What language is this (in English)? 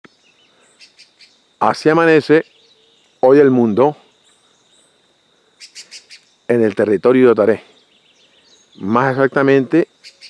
Spanish